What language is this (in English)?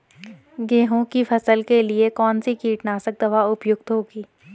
Hindi